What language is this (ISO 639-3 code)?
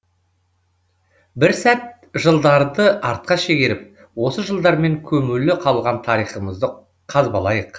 kaz